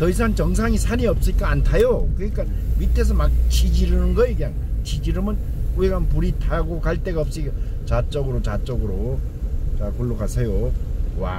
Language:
Korean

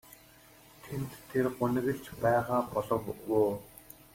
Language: Mongolian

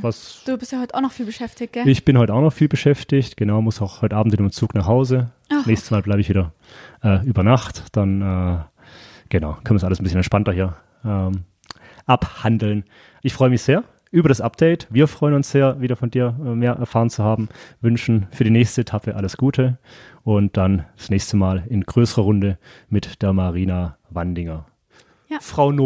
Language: German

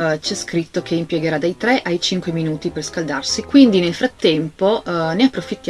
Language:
Italian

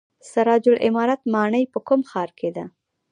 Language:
Pashto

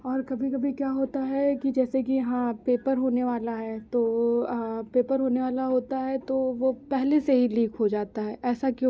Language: Hindi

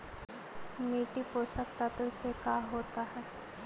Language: Magahi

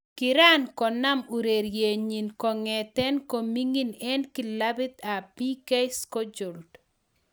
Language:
Kalenjin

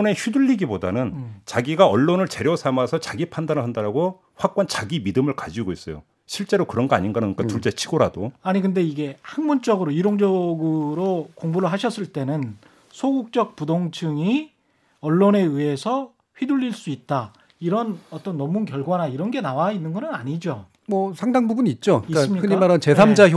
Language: Korean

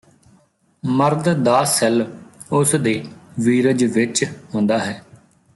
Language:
Punjabi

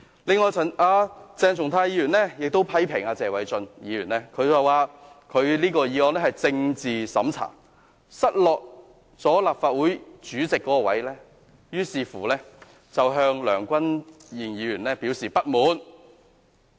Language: Cantonese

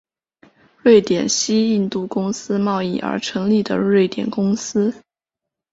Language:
Chinese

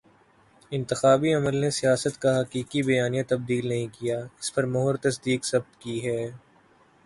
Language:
Urdu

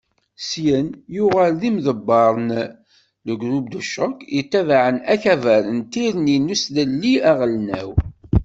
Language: Kabyle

